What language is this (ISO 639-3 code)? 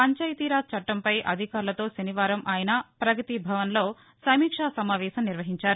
tel